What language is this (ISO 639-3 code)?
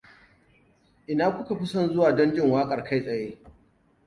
hau